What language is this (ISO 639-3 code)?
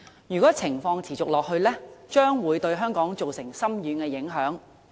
yue